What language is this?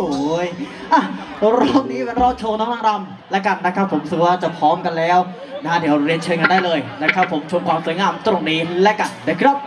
Thai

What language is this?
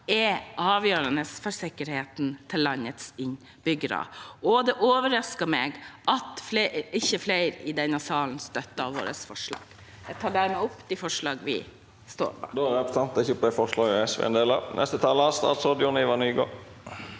Norwegian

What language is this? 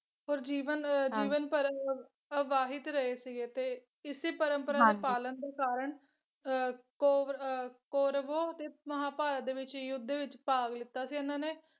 Punjabi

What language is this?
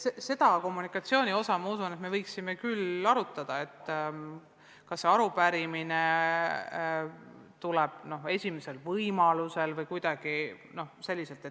Estonian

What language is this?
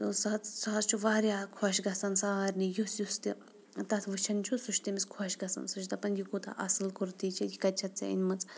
Kashmiri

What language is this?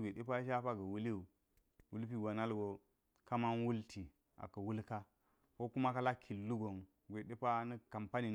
Geji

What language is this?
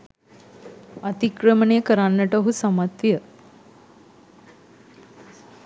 Sinhala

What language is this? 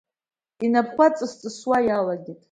Abkhazian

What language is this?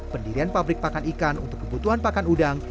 Indonesian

